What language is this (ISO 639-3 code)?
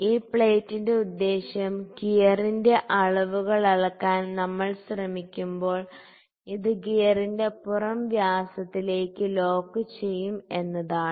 mal